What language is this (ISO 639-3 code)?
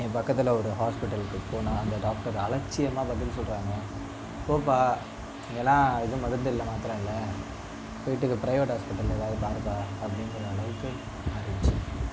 tam